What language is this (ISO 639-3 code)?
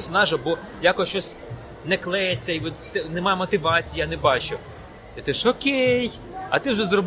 ukr